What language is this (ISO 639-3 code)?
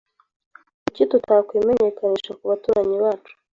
kin